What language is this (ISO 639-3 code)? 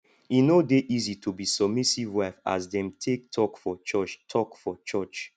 pcm